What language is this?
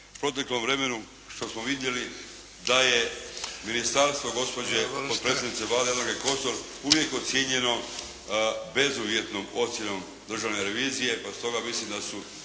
Croatian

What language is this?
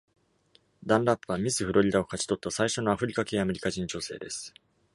Japanese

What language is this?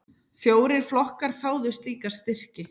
Icelandic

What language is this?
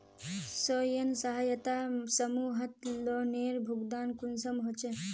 Magahi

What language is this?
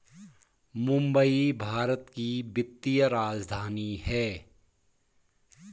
Hindi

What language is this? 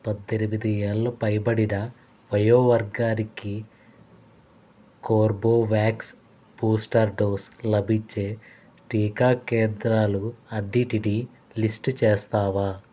Telugu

